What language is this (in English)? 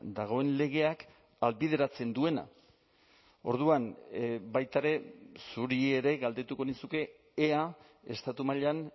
Basque